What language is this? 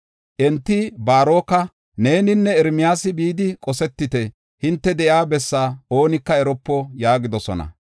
Gofa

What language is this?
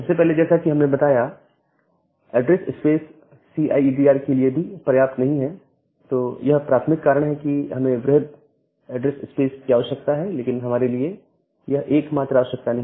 Hindi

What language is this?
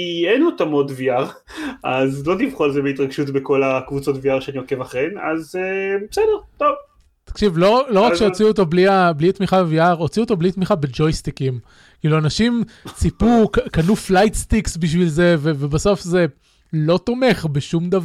Hebrew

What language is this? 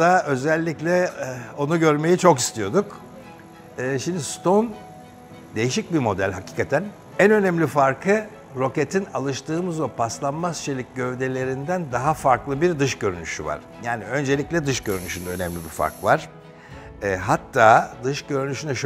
Turkish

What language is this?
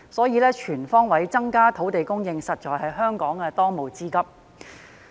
Cantonese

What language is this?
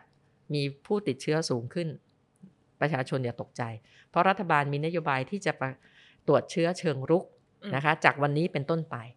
Thai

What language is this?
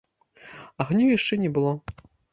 Belarusian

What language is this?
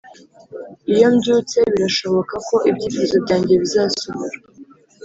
Kinyarwanda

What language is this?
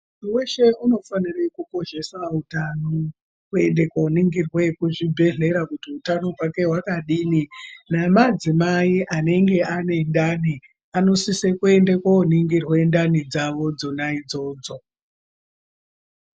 Ndau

